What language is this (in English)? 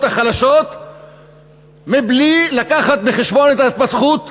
Hebrew